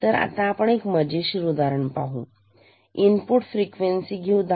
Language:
Marathi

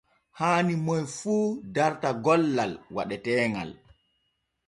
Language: Borgu Fulfulde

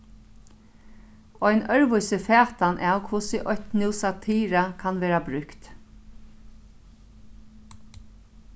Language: Faroese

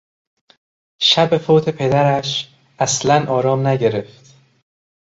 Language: Persian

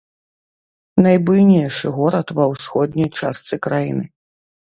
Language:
Belarusian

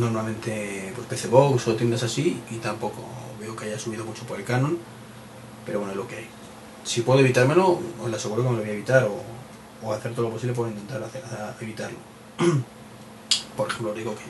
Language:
Spanish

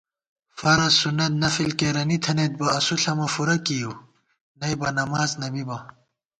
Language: Gawar-Bati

